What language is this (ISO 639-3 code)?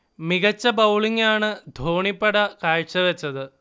mal